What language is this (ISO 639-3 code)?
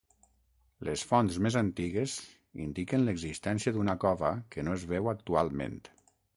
cat